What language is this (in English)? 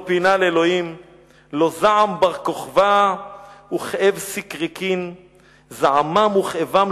Hebrew